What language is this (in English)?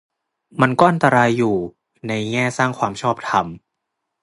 Thai